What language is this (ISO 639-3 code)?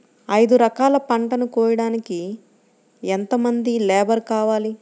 tel